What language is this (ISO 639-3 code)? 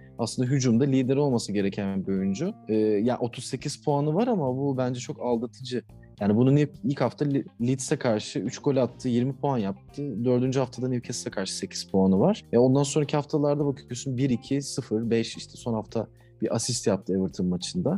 tur